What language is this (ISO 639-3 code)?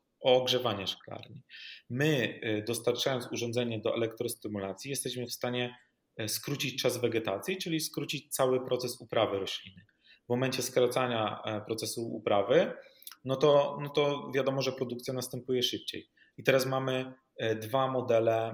pol